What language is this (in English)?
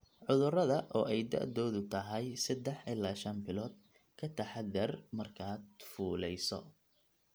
Somali